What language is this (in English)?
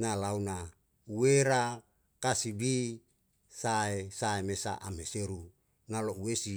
Yalahatan